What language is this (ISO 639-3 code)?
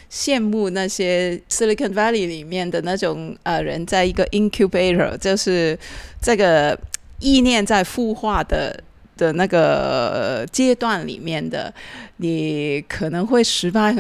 zho